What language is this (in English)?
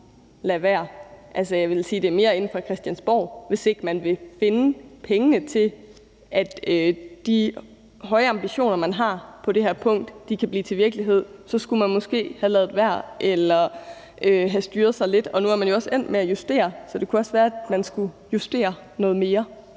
Danish